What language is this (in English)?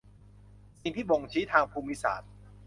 Thai